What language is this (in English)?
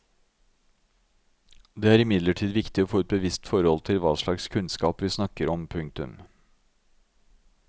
Norwegian